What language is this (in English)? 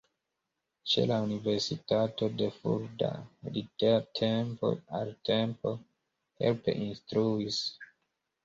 Esperanto